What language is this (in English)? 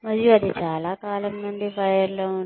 Telugu